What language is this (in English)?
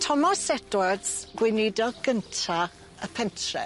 Welsh